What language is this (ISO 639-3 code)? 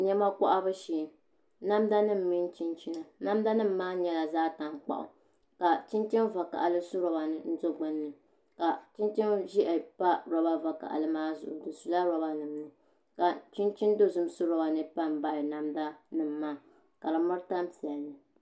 dag